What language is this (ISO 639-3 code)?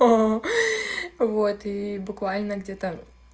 rus